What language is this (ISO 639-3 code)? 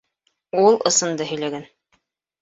bak